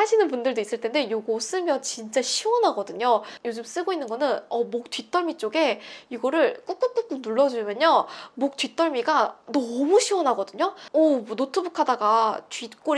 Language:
Korean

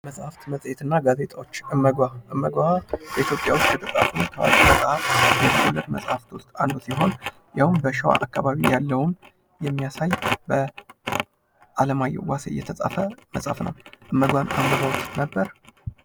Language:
Amharic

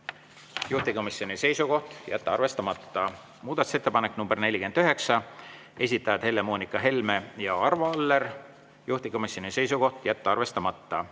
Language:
Estonian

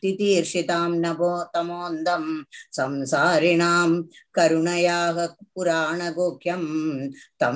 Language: Tamil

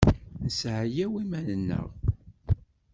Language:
Kabyle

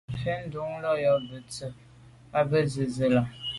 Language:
Medumba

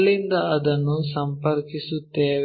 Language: Kannada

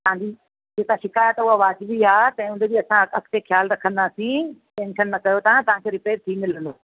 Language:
Sindhi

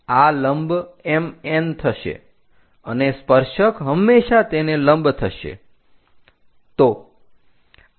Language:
Gujarati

